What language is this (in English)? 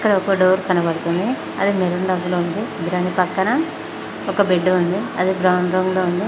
Telugu